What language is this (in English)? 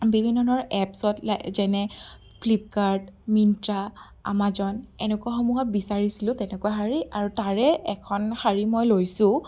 Assamese